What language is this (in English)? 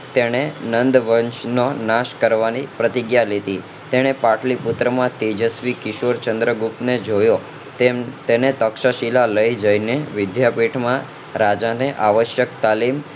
Gujarati